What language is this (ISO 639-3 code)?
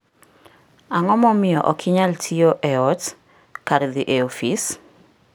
luo